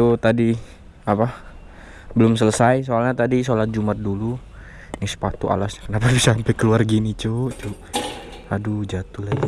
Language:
Indonesian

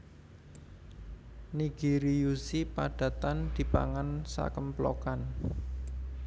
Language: Javanese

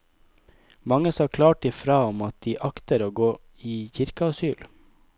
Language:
Norwegian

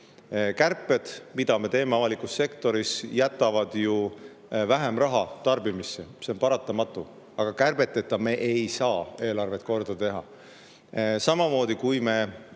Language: Estonian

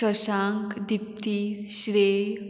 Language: Konkani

